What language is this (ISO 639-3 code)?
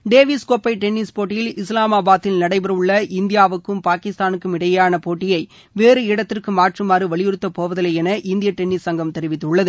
tam